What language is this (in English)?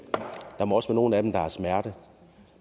Danish